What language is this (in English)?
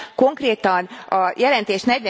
Hungarian